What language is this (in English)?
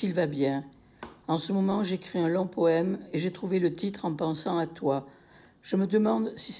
French